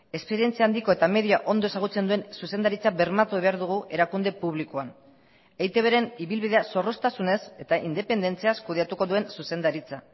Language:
Basque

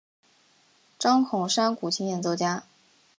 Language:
Chinese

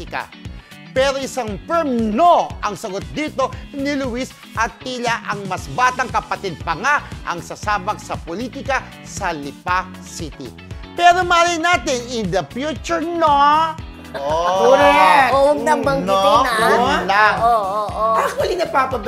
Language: Filipino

